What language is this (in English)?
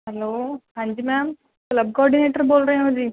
Punjabi